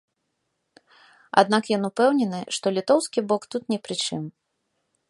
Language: Belarusian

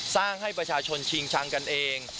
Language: Thai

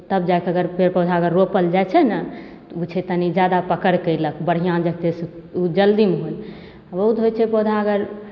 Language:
Maithili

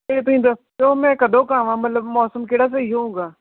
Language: Punjabi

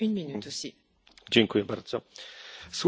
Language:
Polish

